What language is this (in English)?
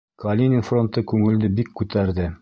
Bashkir